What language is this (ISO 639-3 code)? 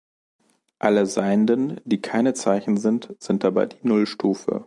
deu